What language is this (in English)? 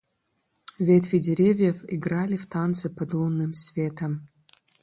Russian